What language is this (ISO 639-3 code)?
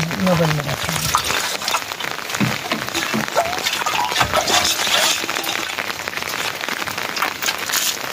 ara